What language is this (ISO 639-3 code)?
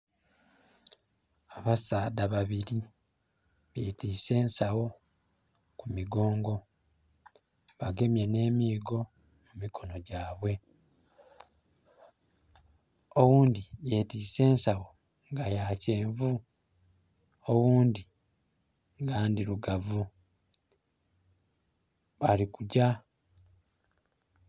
xog